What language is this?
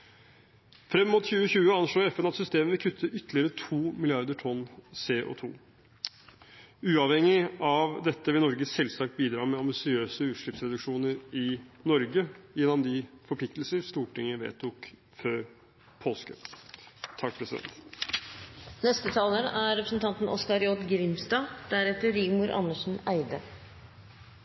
Norwegian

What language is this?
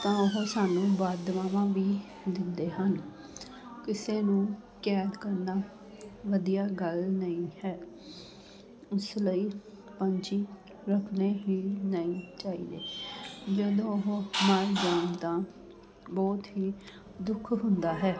Punjabi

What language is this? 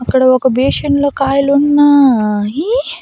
Telugu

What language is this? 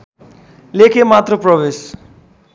Nepali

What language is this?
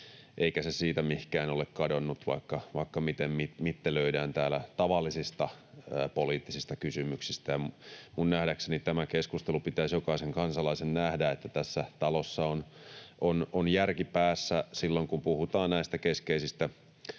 Finnish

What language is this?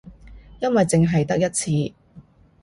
Cantonese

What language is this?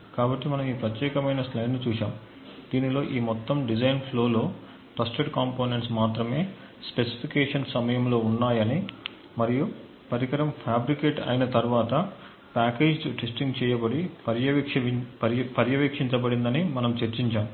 Telugu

